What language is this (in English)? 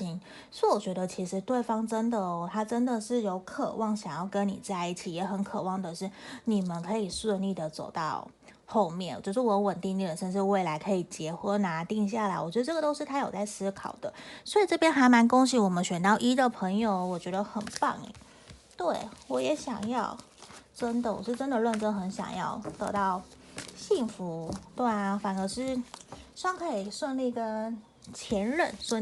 Chinese